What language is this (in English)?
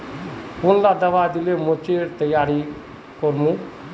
Magahi